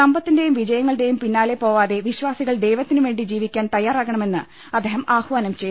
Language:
Malayalam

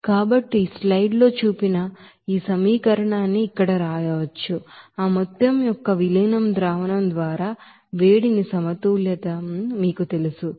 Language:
Telugu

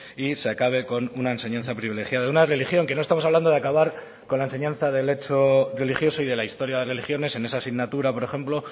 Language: Spanish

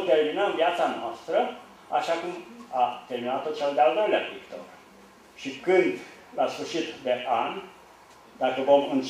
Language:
Romanian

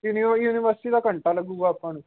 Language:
Punjabi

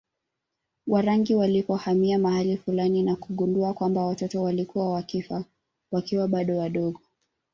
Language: Swahili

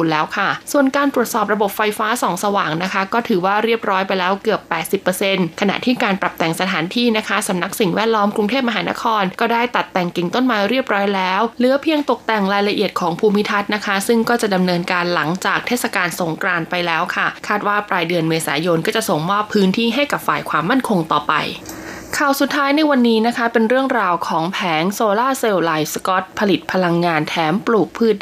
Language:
Thai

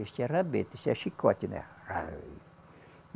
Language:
Portuguese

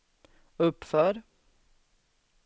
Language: Swedish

